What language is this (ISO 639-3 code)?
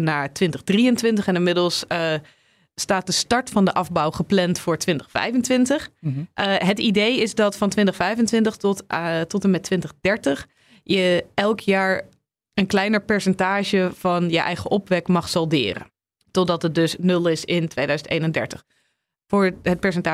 nld